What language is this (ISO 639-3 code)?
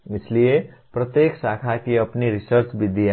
hin